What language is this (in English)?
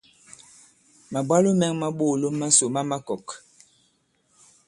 Bankon